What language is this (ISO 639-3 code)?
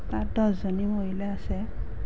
asm